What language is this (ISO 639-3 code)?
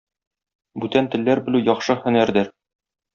tat